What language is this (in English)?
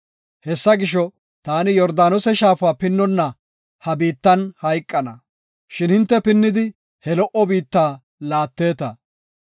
Gofa